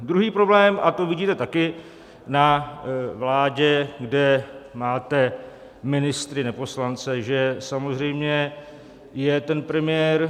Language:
Czech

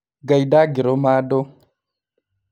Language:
Kikuyu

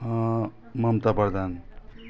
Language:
Nepali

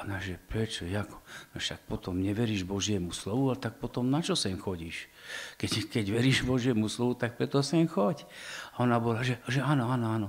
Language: Slovak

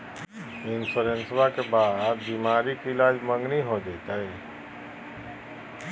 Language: Magahi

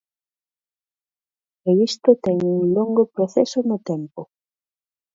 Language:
Galician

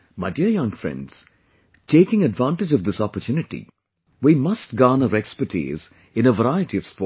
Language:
English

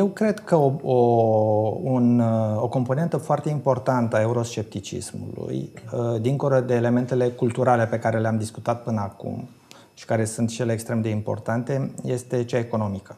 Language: Romanian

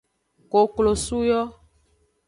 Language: Aja (Benin)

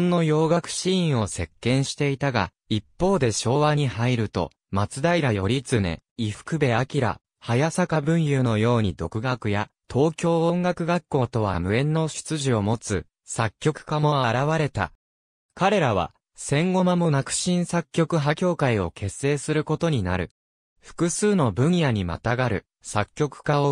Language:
Japanese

